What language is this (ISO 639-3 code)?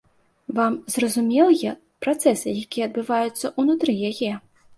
bel